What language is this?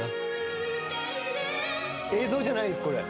Japanese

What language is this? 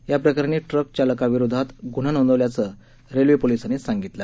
Marathi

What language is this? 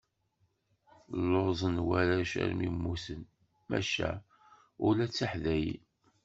Kabyle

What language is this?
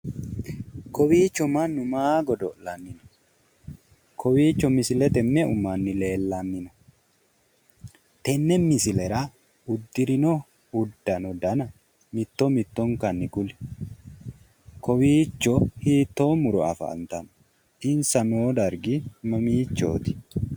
Sidamo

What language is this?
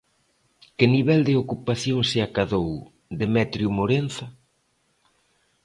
Galician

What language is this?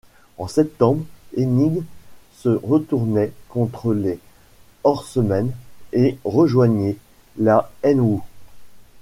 French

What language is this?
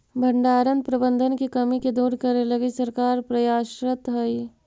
Magahi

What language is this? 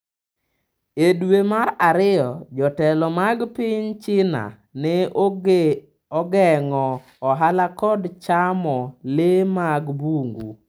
Luo (Kenya and Tanzania)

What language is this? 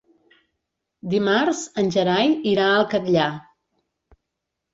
Catalan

